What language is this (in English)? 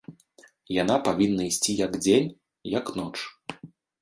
Belarusian